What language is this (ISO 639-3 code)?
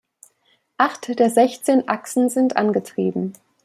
deu